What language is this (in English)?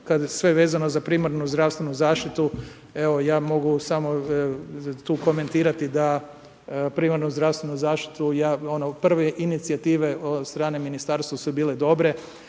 Croatian